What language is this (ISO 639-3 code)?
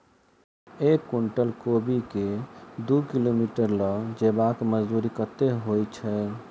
mai